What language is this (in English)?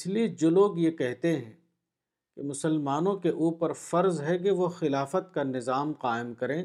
Urdu